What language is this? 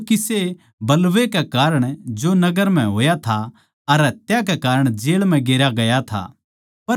Haryanvi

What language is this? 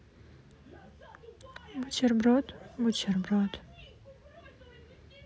Russian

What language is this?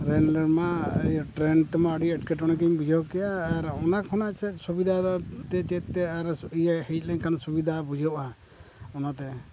Santali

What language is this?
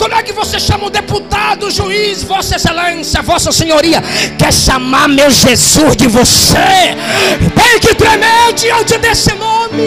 Portuguese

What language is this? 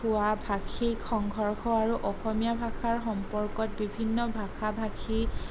Assamese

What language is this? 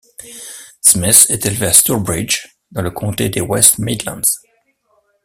French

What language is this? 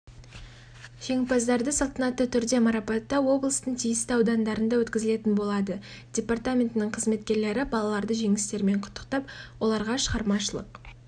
Kazakh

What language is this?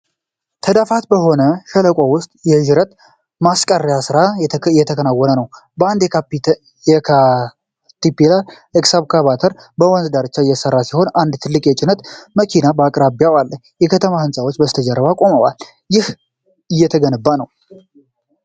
Amharic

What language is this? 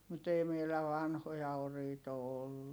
Finnish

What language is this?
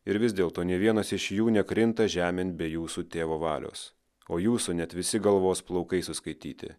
Lithuanian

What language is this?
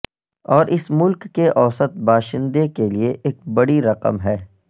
Urdu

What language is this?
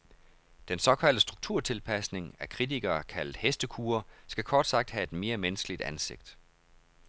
Danish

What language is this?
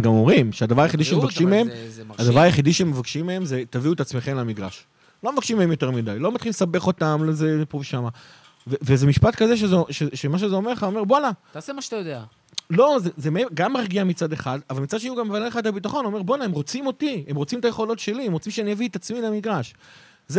Hebrew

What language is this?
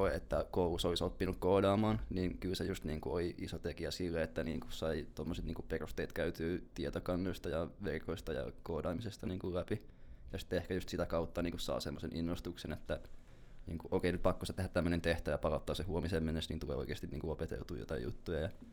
Finnish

